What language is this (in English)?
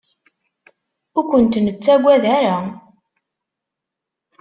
Kabyle